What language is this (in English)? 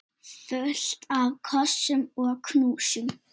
Icelandic